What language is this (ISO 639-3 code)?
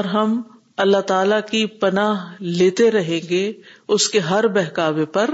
urd